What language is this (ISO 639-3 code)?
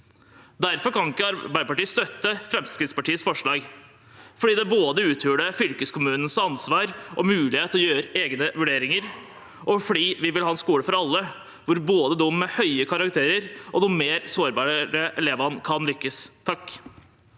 nor